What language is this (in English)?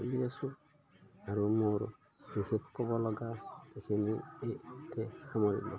Assamese